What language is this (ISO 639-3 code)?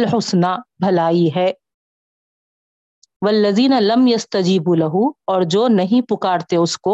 urd